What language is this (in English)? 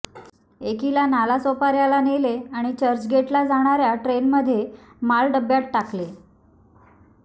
Marathi